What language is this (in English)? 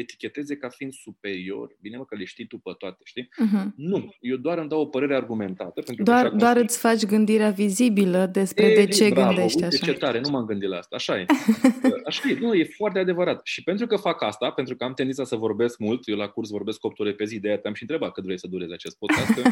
Romanian